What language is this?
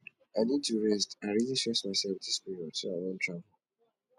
Nigerian Pidgin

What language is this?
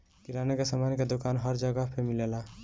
Bhojpuri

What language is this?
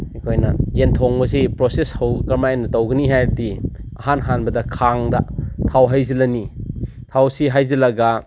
Manipuri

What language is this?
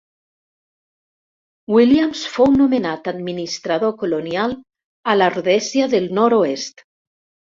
Catalan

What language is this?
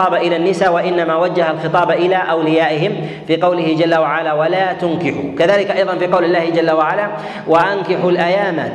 Arabic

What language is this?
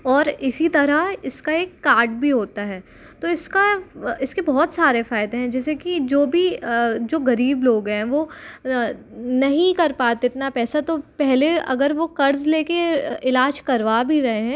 Hindi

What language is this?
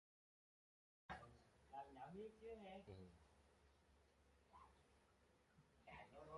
Vietnamese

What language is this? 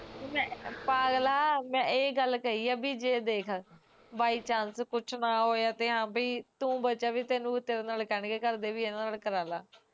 Punjabi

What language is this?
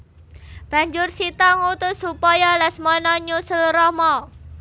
Javanese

